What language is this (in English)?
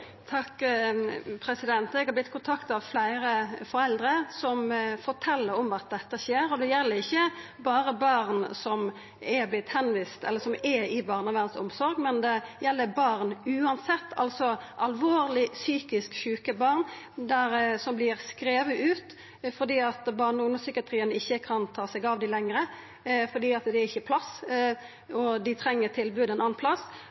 Norwegian